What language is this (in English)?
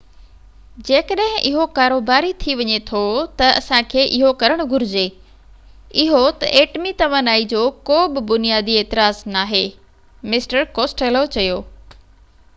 Sindhi